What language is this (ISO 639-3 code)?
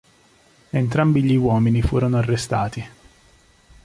ita